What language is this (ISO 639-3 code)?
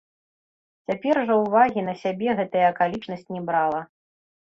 bel